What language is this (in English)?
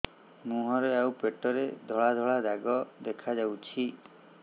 Odia